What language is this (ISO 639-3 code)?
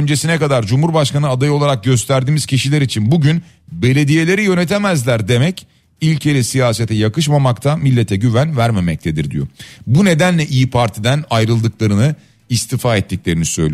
tur